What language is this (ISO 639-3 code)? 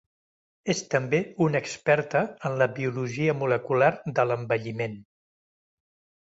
cat